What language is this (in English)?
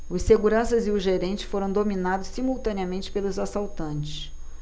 Portuguese